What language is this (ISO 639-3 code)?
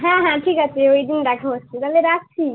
ben